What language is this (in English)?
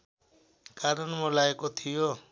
Nepali